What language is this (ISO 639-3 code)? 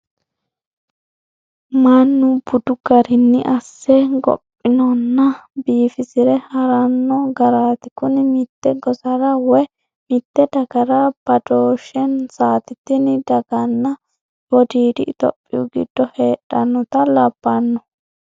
sid